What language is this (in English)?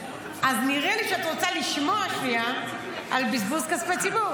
Hebrew